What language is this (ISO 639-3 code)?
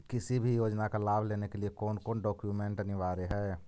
mag